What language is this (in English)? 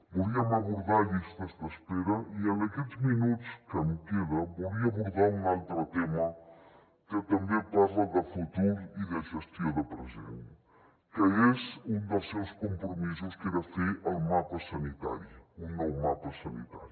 Catalan